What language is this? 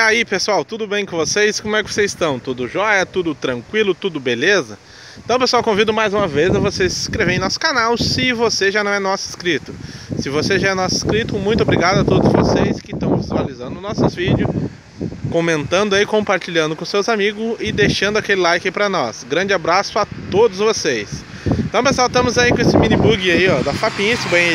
Portuguese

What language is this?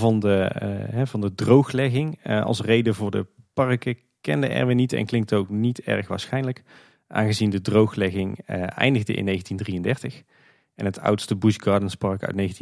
Dutch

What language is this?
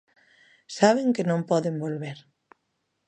Galician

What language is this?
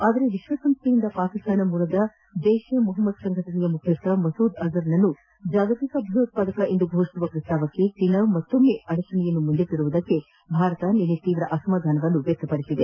Kannada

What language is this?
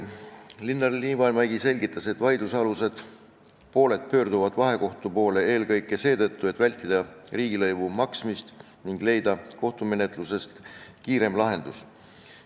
Estonian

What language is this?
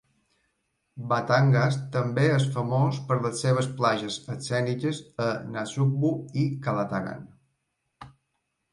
Catalan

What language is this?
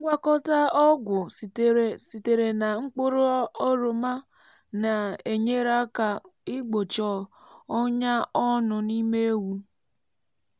Igbo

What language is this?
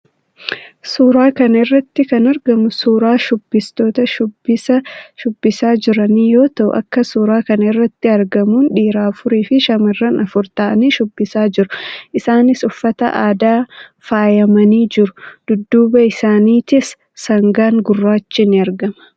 Oromo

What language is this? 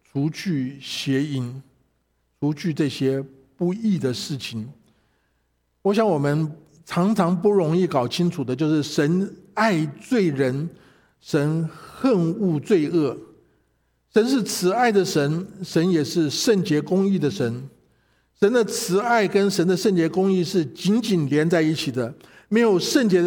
Chinese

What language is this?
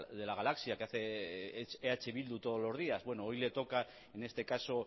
Spanish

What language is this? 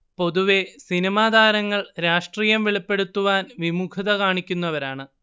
Malayalam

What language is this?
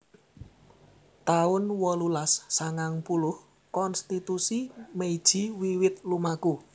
Javanese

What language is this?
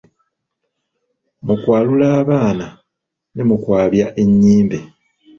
Ganda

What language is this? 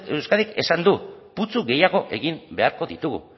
Basque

